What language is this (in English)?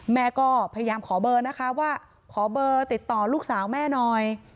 Thai